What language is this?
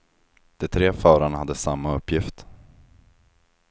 Swedish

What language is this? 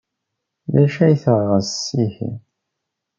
Kabyle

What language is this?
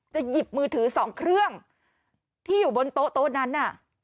Thai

